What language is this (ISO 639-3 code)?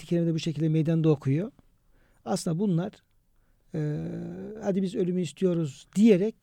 tur